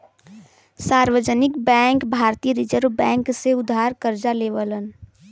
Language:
Bhojpuri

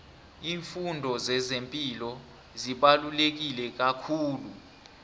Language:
South Ndebele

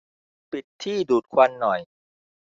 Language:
Thai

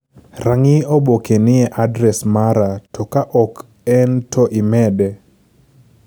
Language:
Luo (Kenya and Tanzania)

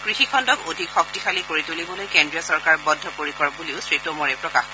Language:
Assamese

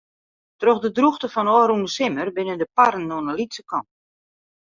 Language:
Western Frisian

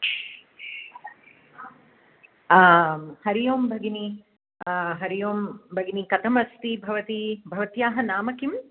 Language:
Sanskrit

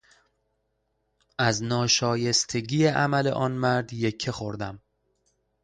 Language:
Persian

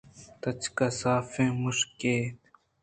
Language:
Eastern Balochi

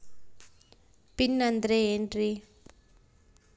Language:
Kannada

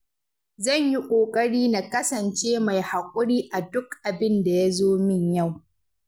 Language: Hausa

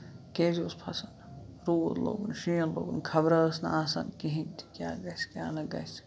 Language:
Kashmiri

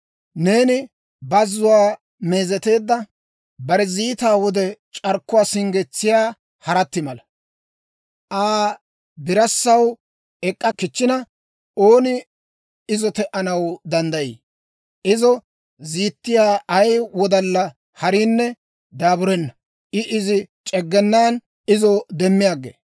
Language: Dawro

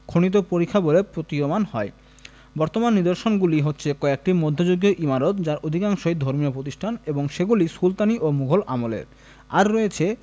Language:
Bangla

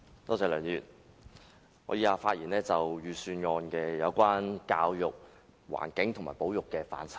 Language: Cantonese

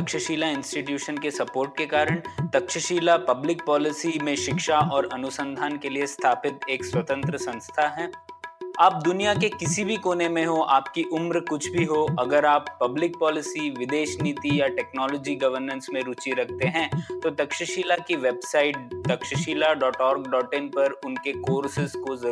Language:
Hindi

